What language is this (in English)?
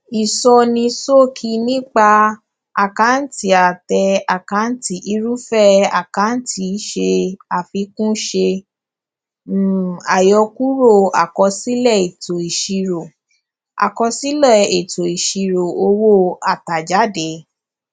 Yoruba